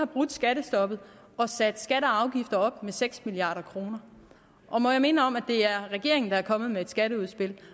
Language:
Danish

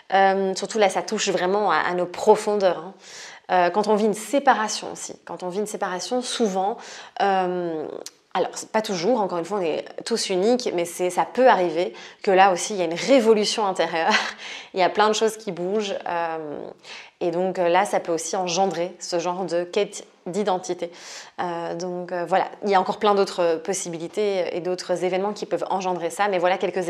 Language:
French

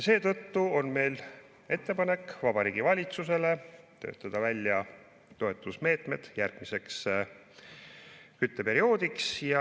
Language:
Estonian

